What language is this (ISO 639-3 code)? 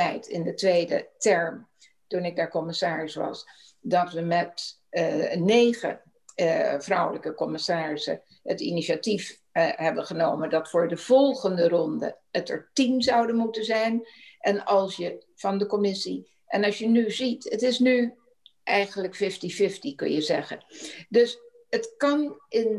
nld